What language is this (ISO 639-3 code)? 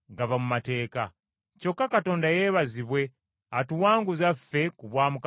lug